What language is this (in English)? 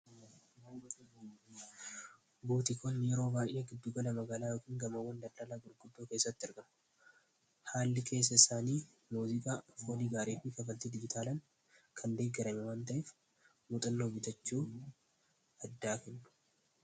Oromo